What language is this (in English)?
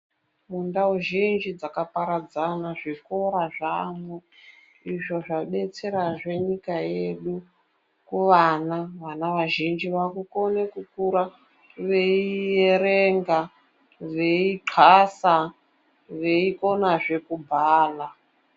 Ndau